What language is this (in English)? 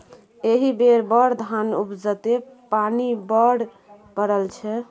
Maithili